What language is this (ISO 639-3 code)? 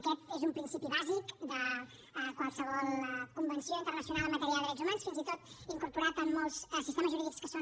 cat